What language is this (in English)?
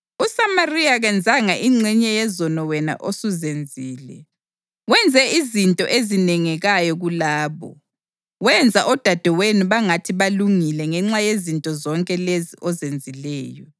North Ndebele